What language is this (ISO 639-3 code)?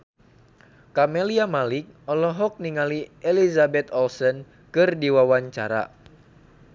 sun